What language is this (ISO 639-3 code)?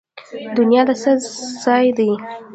pus